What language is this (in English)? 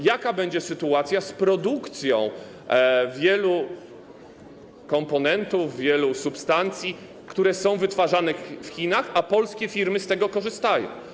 Polish